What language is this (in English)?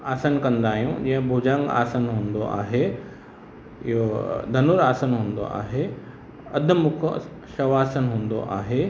Sindhi